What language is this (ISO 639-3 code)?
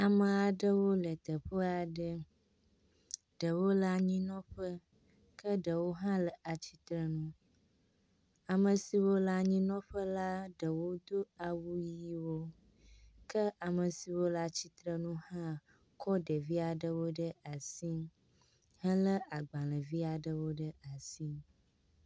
ewe